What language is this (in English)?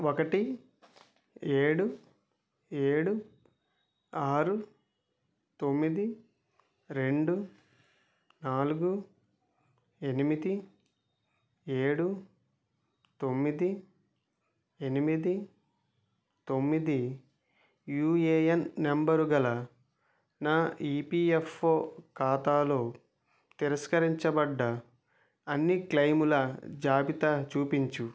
Telugu